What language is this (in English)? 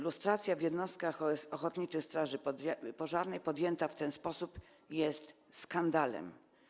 Polish